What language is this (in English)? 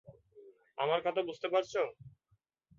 Bangla